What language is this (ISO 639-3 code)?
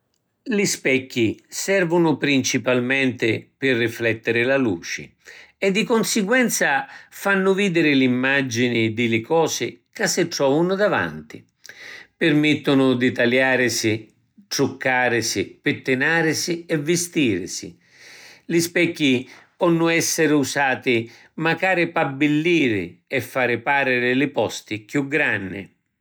scn